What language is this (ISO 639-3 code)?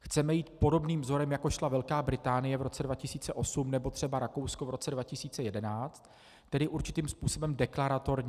ces